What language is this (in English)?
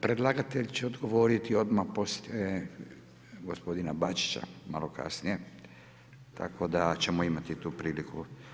Croatian